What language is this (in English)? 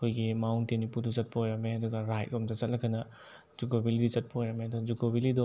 Manipuri